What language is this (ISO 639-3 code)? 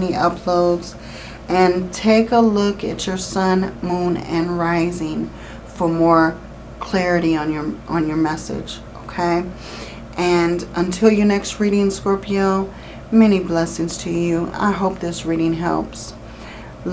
eng